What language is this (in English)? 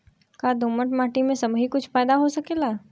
Bhojpuri